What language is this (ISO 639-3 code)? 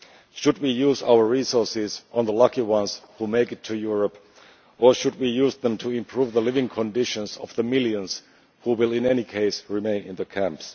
eng